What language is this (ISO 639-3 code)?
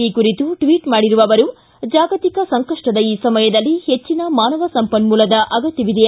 kan